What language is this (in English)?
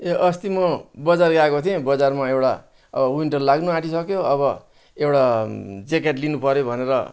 Nepali